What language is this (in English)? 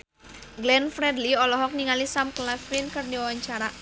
Sundanese